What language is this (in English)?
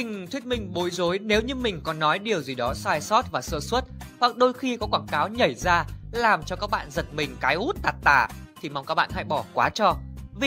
Vietnamese